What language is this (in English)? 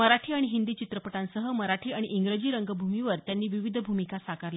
Marathi